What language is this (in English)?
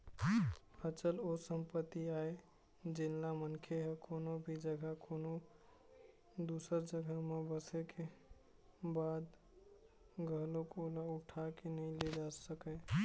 Chhattisgarhi